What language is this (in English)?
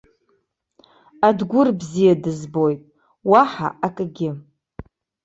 Abkhazian